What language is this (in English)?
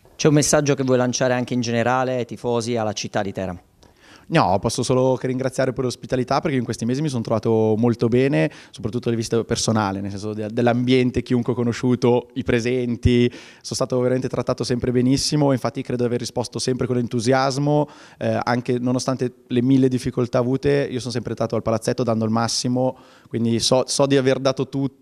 Italian